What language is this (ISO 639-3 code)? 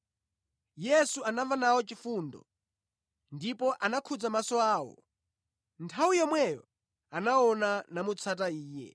nya